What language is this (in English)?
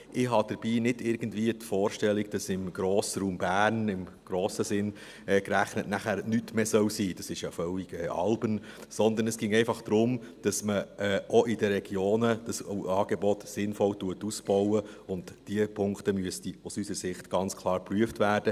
Swiss German